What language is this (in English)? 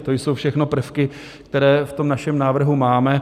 Czech